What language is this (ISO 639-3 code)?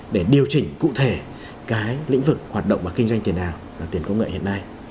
vie